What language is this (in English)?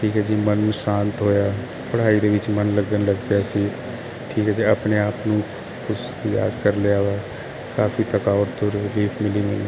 Punjabi